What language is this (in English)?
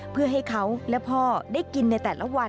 Thai